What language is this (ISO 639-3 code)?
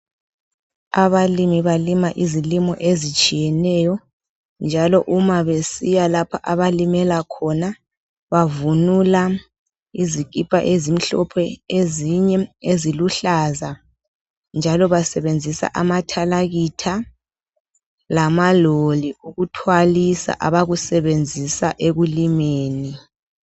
nde